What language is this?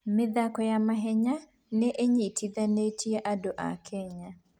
Kikuyu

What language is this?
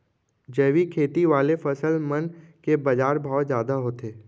Chhattisgarhi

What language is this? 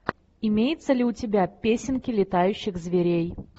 Russian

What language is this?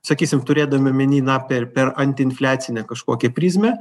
Lithuanian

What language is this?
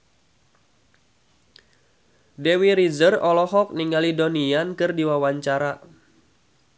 Sundanese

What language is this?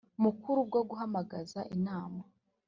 Kinyarwanda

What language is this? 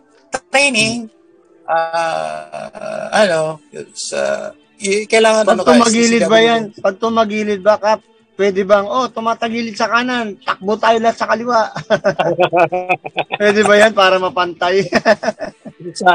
Filipino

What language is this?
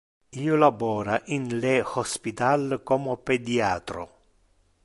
Interlingua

